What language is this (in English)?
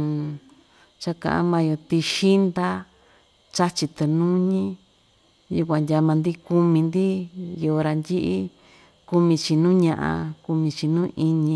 Ixtayutla Mixtec